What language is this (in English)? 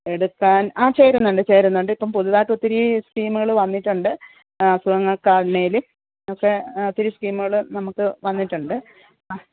Malayalam